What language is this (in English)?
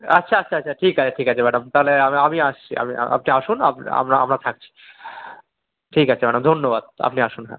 Bangla